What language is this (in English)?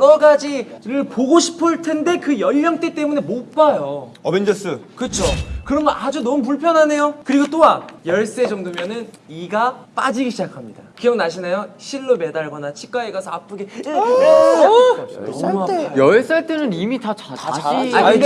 Korean